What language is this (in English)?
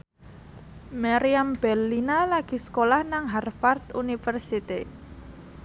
Javanese